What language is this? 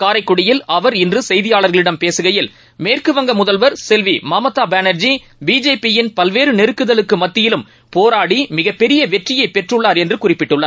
Tamil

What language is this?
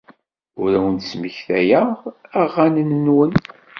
Kabyle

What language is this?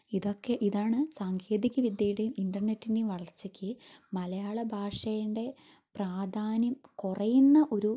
Malayalam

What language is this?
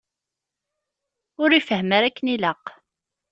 Kabyle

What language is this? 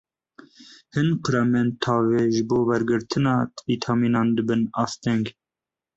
Kurdish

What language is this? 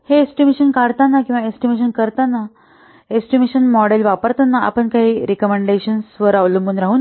Marathi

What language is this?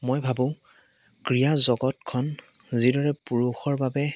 Assamese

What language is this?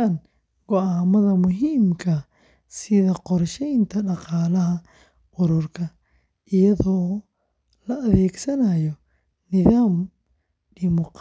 Somali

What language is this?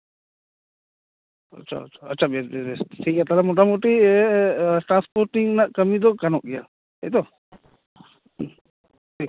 Santali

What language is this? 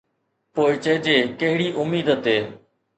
Sindhi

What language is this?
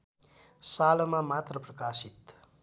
Nepali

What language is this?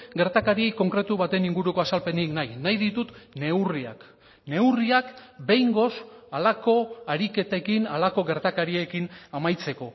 Basque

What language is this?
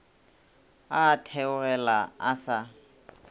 Northern Sotho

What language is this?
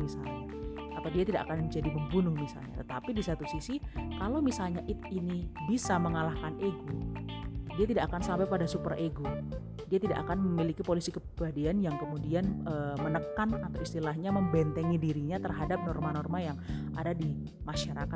Indonesian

